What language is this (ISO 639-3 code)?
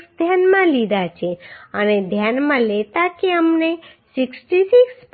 guj